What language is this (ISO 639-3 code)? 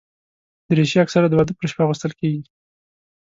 pus